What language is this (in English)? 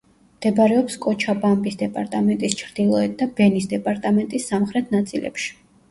Georgian